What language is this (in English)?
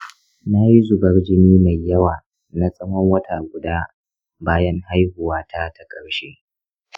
Hausa